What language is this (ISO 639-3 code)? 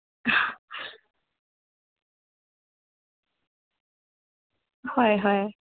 mni